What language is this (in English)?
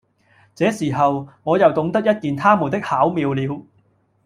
Cantonese